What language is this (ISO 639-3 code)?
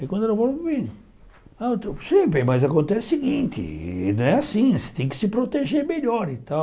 por